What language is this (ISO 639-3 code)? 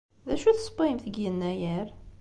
kab